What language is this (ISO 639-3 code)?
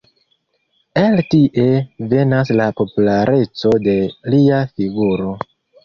epo